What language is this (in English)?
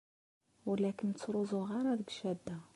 Kabyle